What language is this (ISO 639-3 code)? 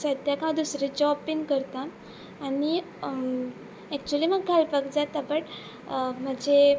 kok